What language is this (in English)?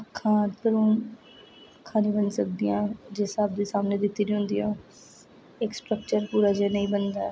Dogri